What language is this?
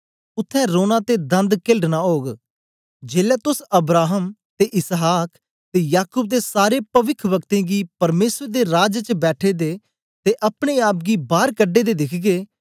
Dogri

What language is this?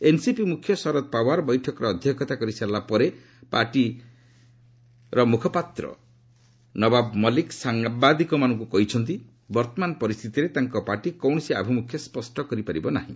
Odia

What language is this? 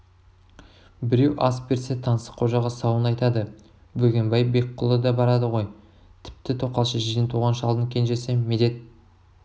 Kazakh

